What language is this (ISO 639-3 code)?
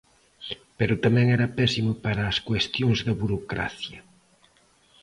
glg